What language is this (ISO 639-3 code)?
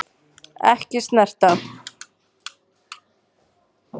isl